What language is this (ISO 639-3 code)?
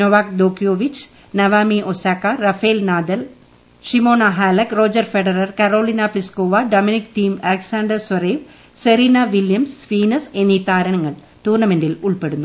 mal